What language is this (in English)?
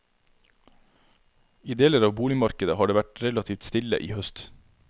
Norwegian